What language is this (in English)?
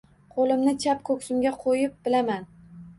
Uzbek